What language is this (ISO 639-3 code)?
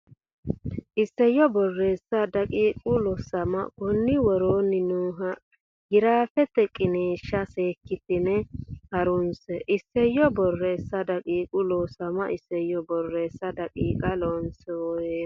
sid